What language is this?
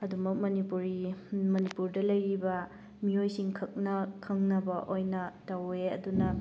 Manipuri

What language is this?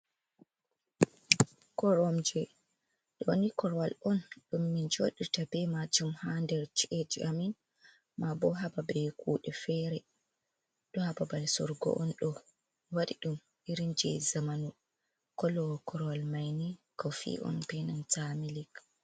Fula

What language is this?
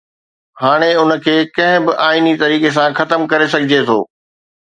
Sindhi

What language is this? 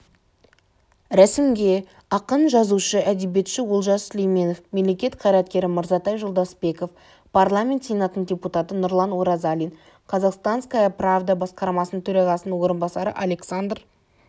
Kazakh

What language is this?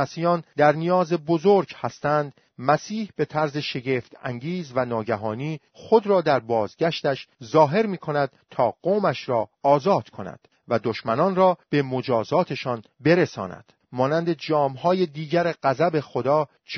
Persian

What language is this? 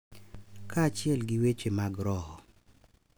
Luo (Kenya and Tanzania)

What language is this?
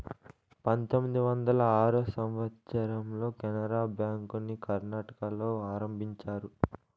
Telugu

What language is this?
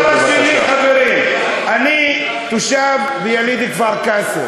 Hebrew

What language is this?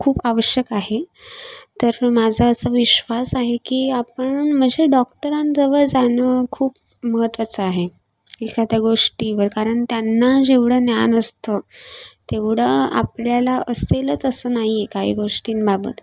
Marathi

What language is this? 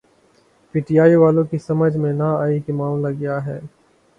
Urdu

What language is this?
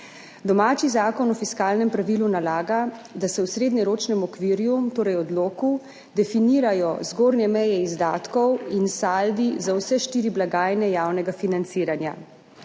Slovenian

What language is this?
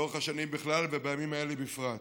Hebrew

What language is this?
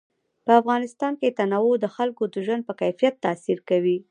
Pashto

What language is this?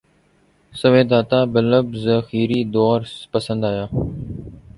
Urdu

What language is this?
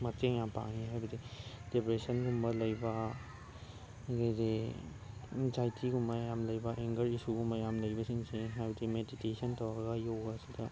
Manipuri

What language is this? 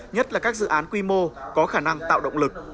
Vietnamese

